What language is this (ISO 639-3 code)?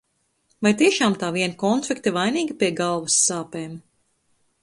lav